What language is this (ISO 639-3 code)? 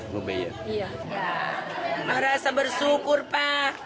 ind